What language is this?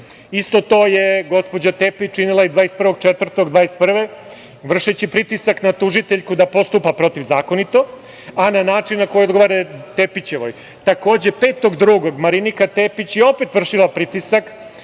Serbian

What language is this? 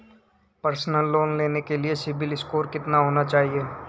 Hindi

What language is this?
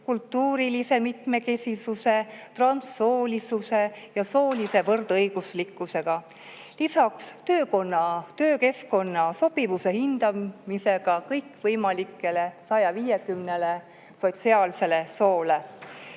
Estonian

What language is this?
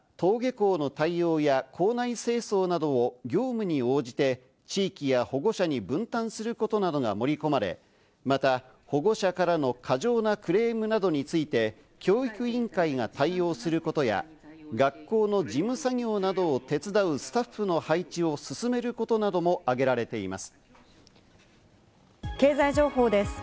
Japanese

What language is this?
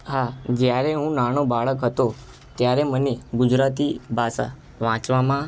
Gujarati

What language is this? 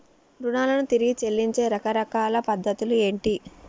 Telugu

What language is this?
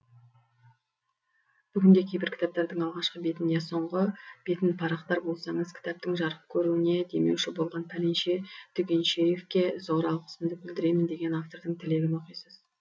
Kazakh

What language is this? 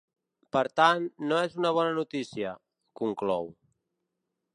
Catalan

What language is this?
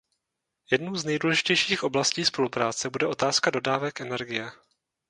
Czech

